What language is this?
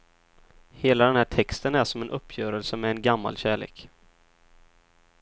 Swedish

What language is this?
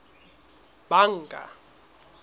Southern Sotho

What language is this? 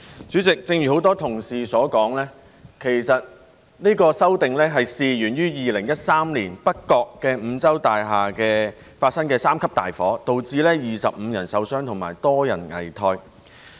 Cantonese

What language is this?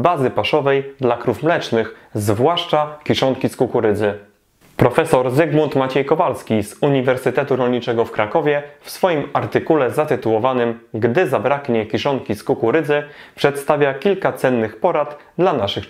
Polish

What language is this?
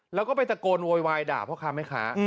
Thai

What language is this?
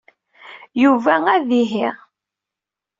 Kabyle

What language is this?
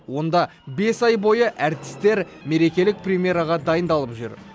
Kazakh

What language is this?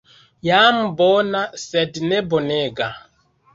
Esperanto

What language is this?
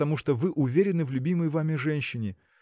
Russian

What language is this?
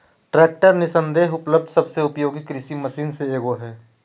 Magahi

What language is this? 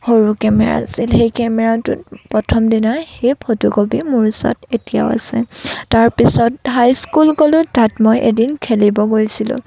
Assamese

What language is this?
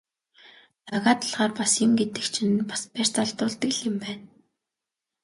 Mongolian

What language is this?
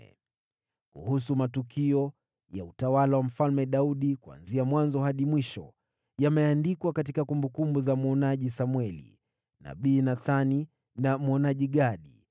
Swahili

